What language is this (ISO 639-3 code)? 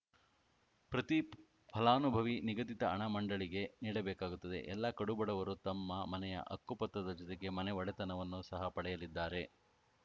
kan